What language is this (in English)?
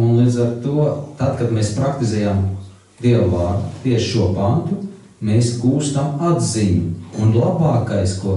Latvian